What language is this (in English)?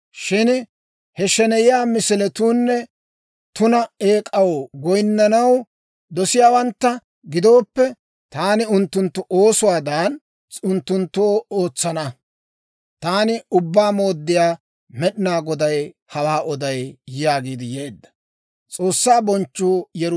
Dawro